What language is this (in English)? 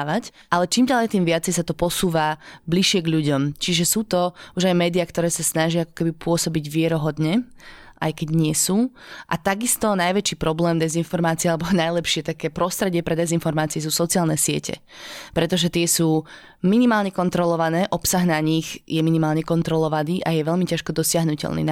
Slovak